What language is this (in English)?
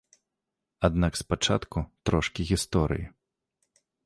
Belarusian